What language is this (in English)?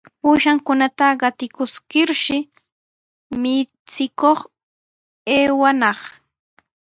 Sihuas Ancash Quechua